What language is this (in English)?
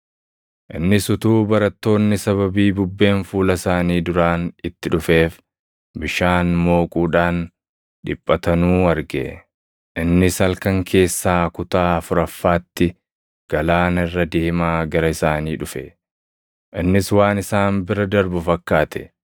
Oromo